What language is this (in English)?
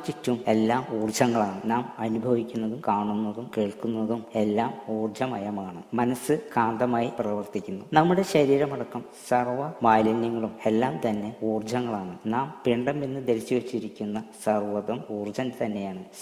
Malayalam